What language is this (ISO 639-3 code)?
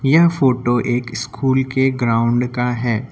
hin